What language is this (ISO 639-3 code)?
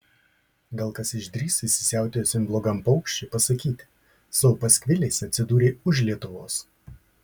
lit